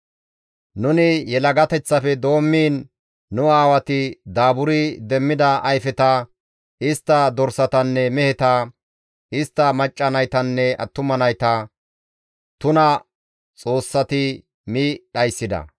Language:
Gamo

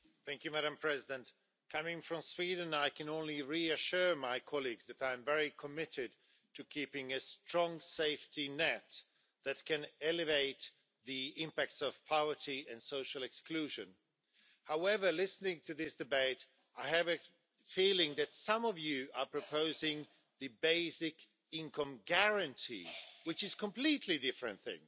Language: English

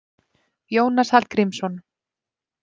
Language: Icelandic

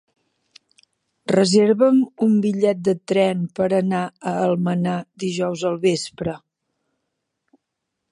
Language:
Catalan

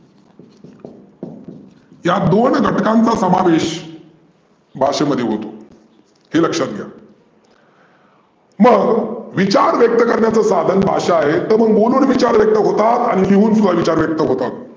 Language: Marathi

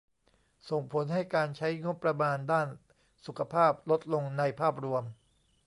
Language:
Thai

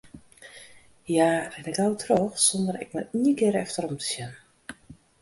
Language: Western Frisian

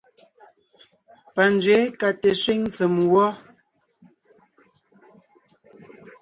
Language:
Ngiemboon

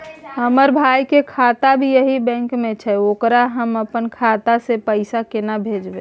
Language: Maithili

